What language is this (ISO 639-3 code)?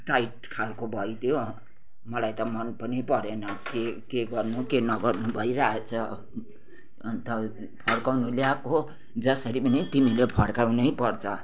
nep